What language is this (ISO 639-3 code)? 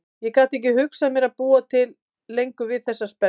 isl